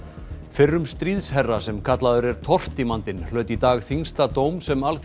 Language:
Icelandic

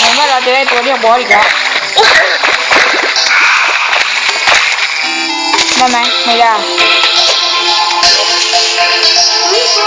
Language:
Thai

